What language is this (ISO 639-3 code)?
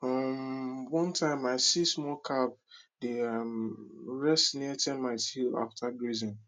pcm